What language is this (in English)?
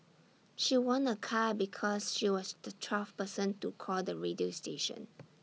English